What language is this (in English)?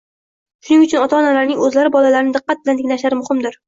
Uzbek